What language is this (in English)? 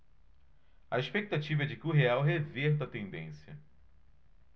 Portuguese